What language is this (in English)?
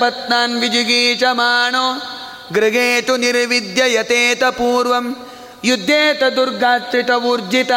Kannada